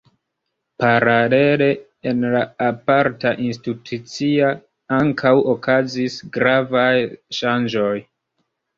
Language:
Esperanto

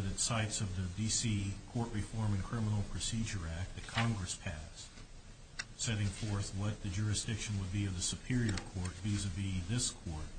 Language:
English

